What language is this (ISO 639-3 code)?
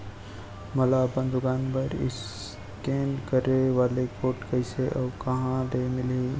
hne